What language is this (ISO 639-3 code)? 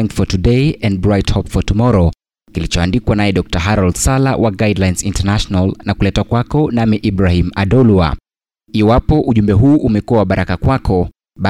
swa